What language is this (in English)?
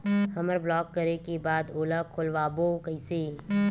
Chhattisgarhi